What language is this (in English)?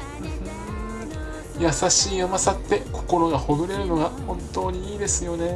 Japanese